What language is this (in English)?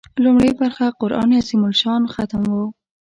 Pashto